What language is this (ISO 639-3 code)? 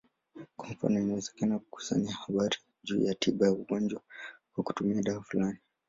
swa